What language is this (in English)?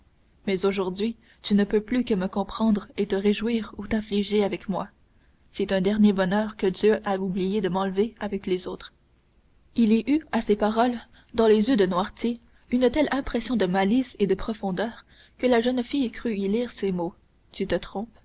French